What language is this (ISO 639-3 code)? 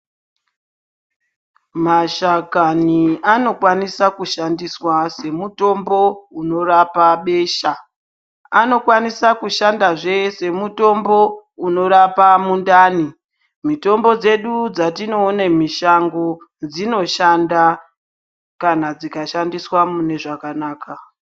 ndc